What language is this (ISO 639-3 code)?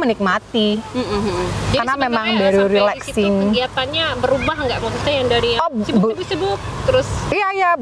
ind